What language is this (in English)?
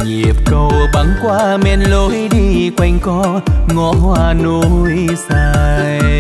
Vietnamese